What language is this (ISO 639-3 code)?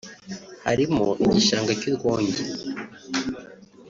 kin